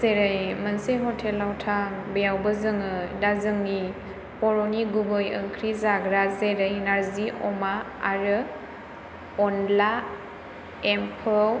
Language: Bodo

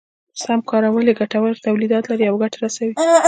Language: Pashto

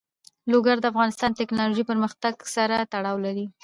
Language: Pashto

